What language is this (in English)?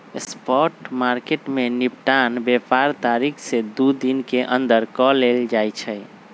Magahi